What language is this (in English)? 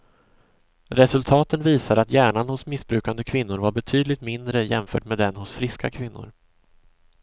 Swedish